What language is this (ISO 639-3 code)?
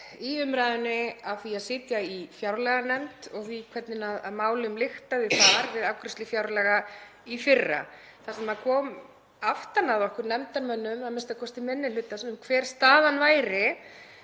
isl